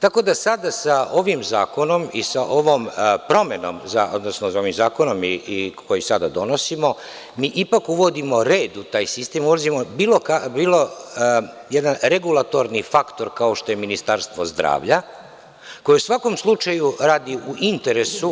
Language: Serbian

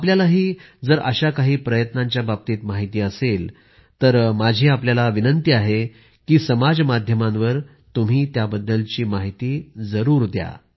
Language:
Marathi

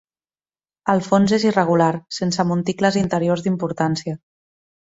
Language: Catalan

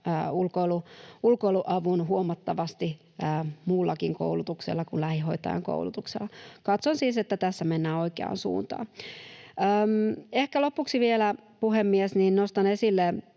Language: Finnish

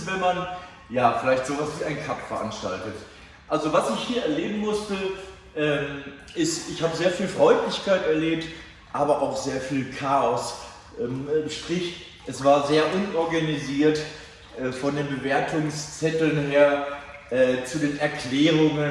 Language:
German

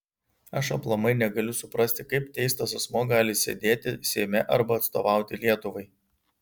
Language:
Lithuanian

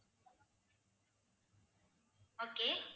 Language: Tamil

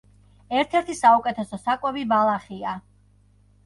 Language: Georgian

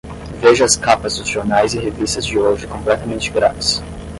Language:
Portuguese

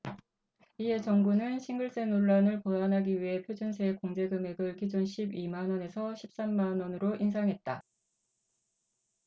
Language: Korean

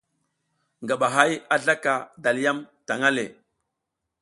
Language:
South Giziga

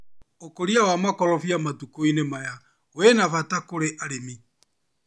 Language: Kikuyu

